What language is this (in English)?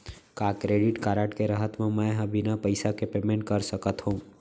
Chhattisgarhi